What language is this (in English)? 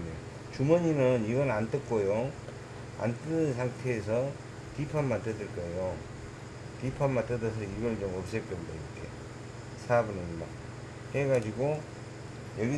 Korean